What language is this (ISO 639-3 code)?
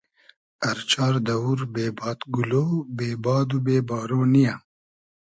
haz